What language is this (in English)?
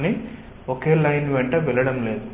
Telugu